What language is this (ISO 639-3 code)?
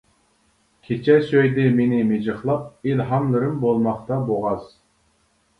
uig